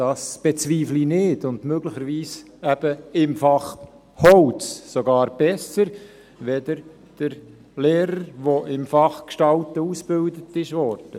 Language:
Swiss German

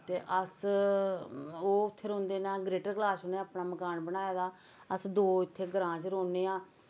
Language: Dogri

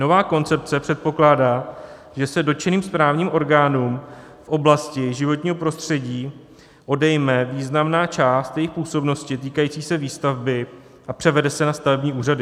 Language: Czech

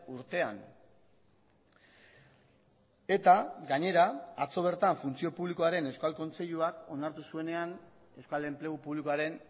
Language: Basque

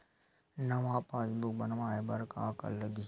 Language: Chhattisgarhi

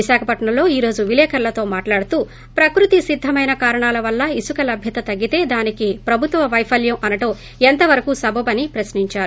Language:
Telugu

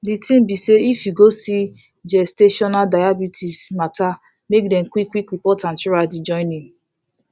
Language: Nigerian Pidgin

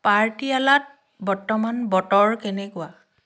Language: Assamese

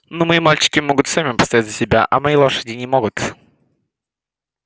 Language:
Russian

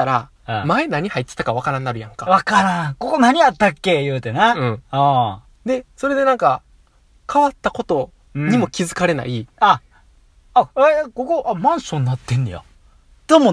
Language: Japanese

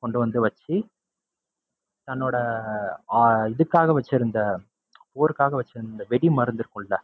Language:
Tamil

